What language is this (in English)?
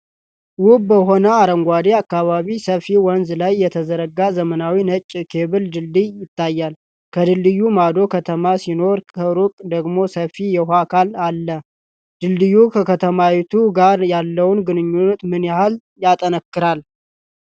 Amharic